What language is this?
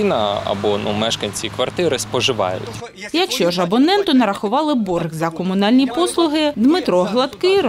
Ukrainian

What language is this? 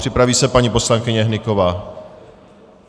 Czech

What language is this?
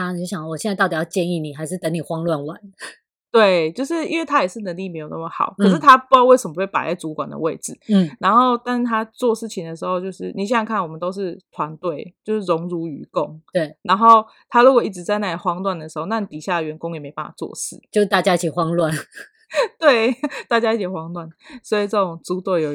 Chinese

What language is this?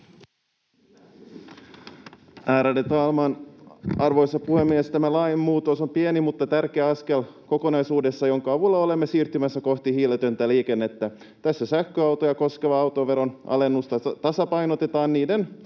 Finnish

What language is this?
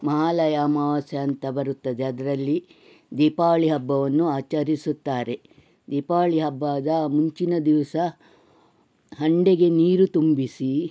Kannada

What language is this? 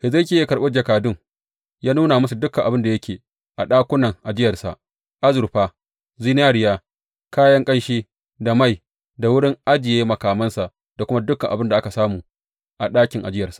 Hausa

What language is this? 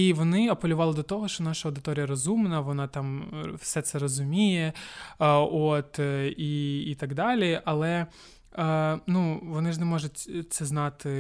Ukrainian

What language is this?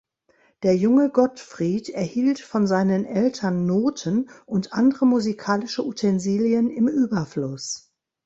German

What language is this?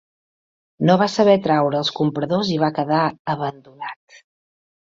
Catalan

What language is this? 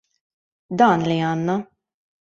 Maltese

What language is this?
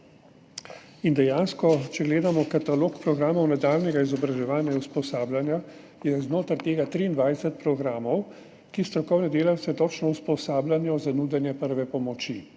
Slovenian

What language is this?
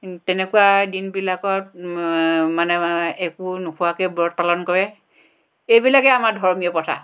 Assamese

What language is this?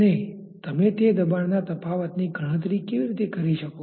Gujarati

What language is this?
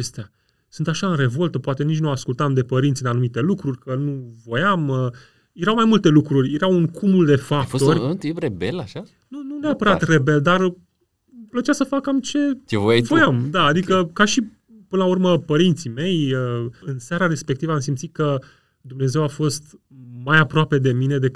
Romanian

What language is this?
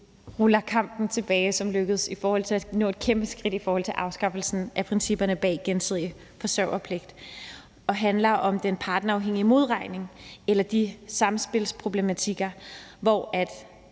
Danish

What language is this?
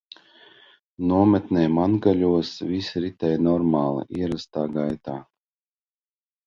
Latvian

